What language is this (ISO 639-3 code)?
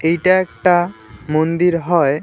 ben